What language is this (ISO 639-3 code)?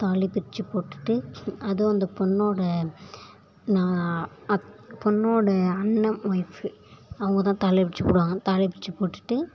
tam